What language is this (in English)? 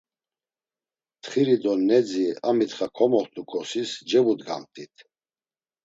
Laz